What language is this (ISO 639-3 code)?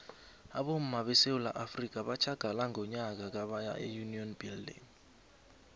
nbl